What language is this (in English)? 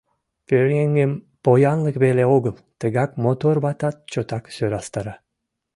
Mari